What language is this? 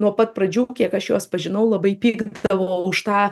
Lithuanian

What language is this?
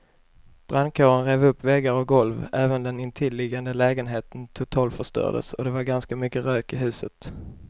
Swedish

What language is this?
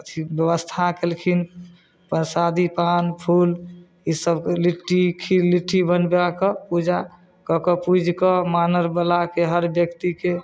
Maithili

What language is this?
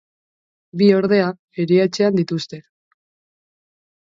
Basque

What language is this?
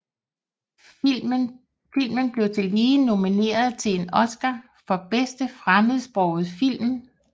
Danish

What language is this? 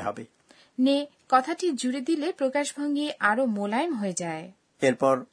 Bangla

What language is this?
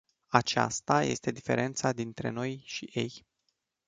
Romanian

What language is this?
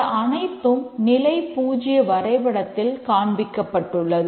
Tamil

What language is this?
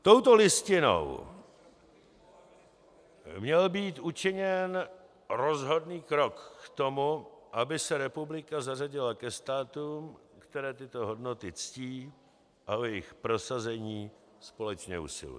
Czech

